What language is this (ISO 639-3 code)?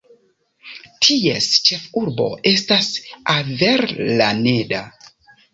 epo